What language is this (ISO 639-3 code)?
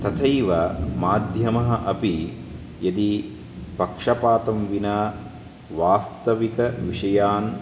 san